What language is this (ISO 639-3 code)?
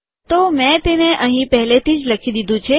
guj